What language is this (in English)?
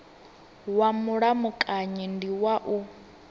Venda